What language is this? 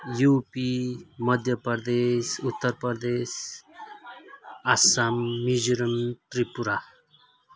Nepali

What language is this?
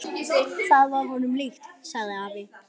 Icelandic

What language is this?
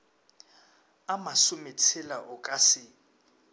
Northern Sotho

